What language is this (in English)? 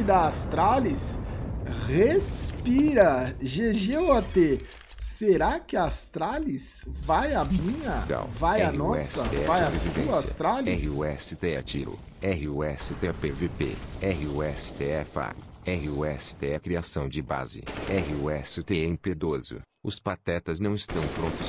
Portuguese